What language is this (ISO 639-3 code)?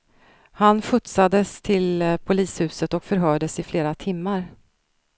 swe